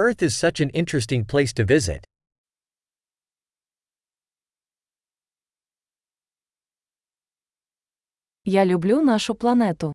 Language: Ukrainian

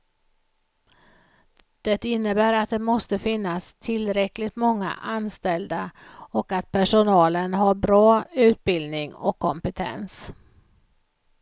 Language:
Swedish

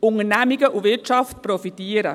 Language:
Swiss German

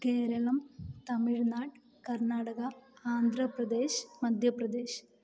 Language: Malayalam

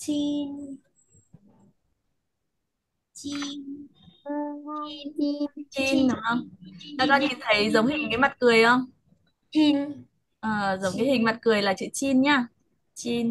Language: Vietnamese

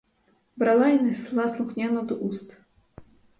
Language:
Ukrainian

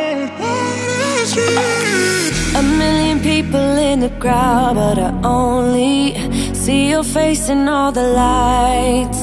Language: English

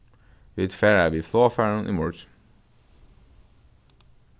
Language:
Faroese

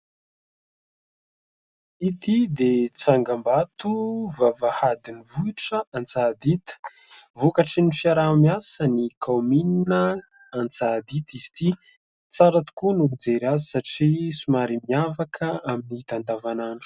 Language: Malagasy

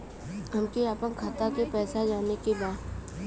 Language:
Bhojpuri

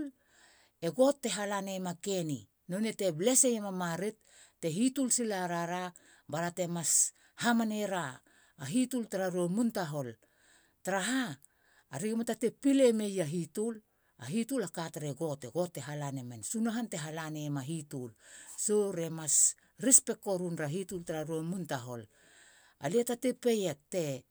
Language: Halia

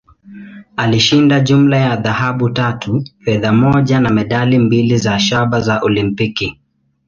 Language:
Swahili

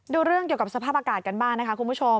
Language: Thai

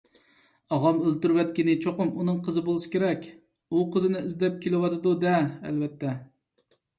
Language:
Uyghur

